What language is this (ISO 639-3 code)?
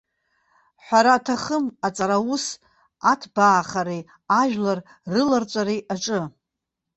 abk